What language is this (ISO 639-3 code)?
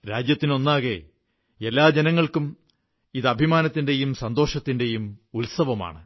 mal